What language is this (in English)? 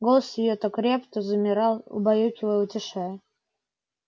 Russian